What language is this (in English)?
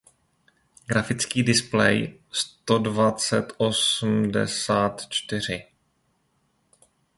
Czech